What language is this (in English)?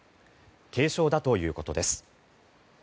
Japanese